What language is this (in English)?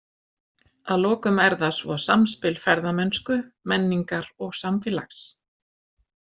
Icelandic